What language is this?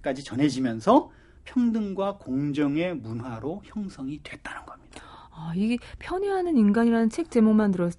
Korean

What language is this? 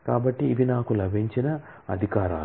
Telugu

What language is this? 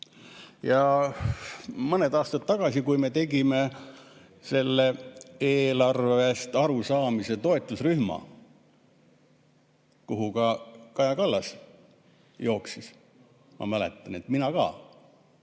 Estonian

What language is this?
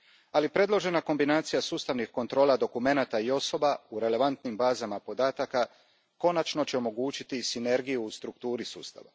Croatian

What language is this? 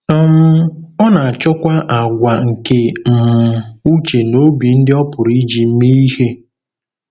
Igbo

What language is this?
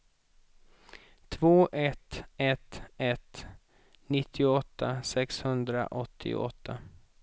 Swedish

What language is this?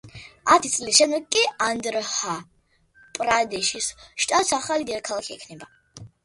Georgian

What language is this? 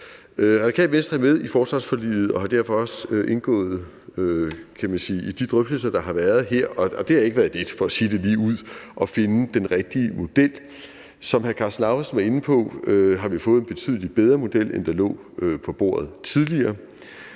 Danish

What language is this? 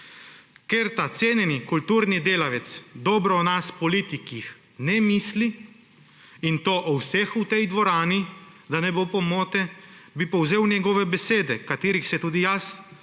Slovenian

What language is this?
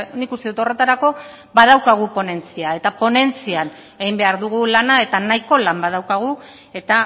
Basque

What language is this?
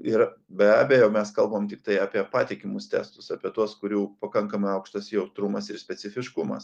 Lithuanian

